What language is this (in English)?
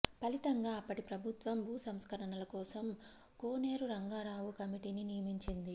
Telugu